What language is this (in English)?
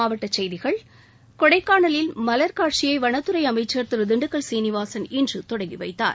Tamil